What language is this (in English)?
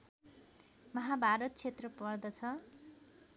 Nepali